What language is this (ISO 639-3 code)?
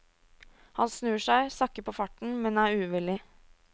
nor